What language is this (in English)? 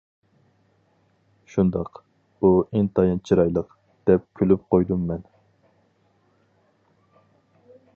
Uyghur